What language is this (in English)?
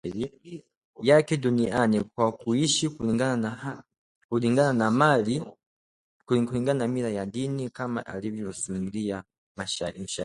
Swahili